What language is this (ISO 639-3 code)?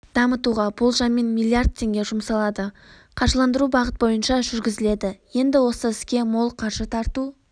kaz